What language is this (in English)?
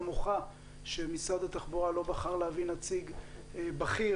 Hebrew